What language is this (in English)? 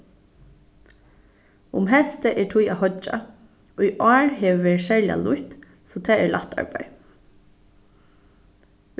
Faroese